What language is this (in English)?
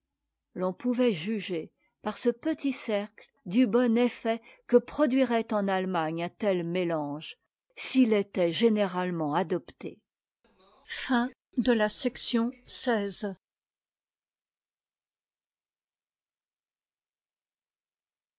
French